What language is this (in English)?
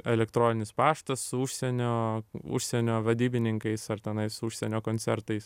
Lithuanian